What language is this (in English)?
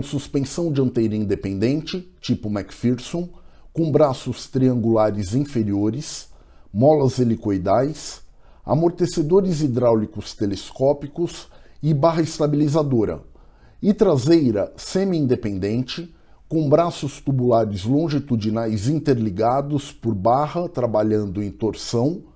Portuguese